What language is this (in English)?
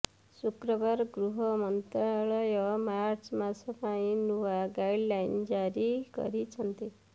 Odia